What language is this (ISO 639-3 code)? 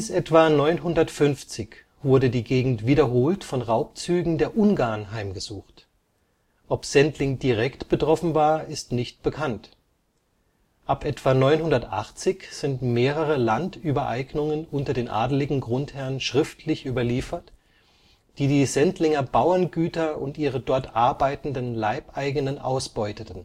deu